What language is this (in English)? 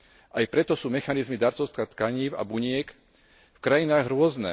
Slovak